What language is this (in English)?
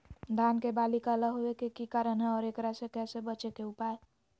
Magahi